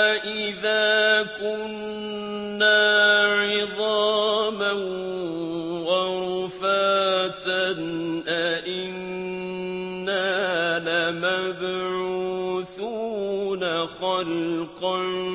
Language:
Arabic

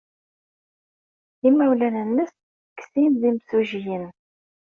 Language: Kabyle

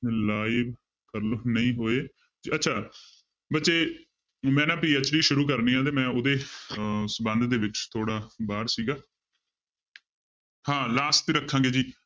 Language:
Punjabi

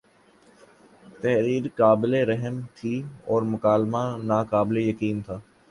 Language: Urdu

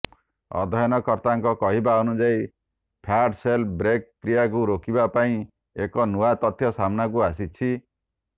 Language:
Odia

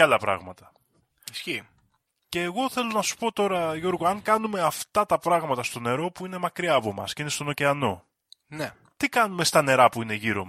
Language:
Greek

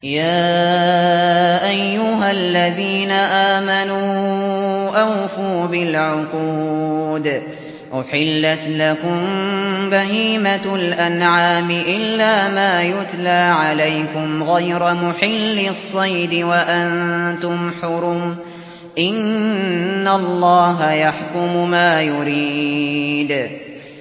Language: Arabic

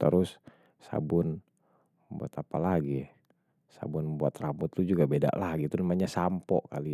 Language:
Betawi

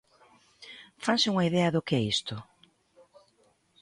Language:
Galician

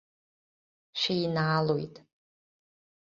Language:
Abkhazian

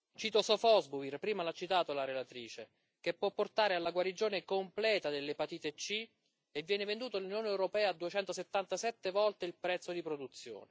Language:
Italian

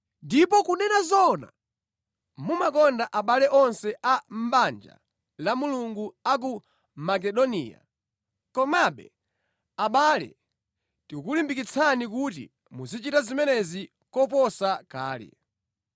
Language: Nyanja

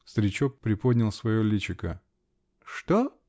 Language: Russian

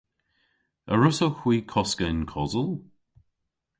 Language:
Cornish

